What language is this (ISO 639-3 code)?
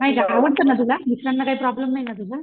mar